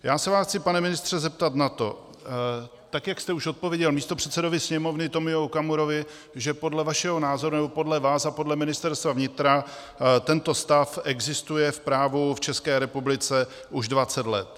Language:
Czech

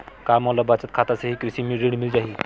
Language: Chhattisgarhi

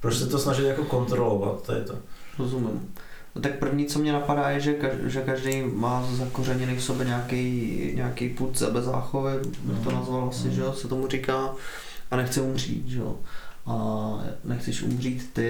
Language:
Czech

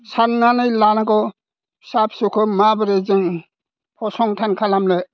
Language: Bodo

